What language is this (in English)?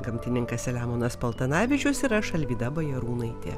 Lithuanian